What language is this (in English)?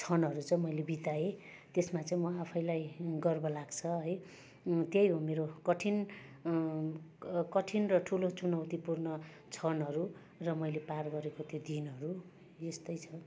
Nepali